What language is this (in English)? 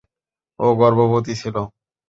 Bangla